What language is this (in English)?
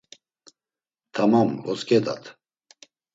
Laz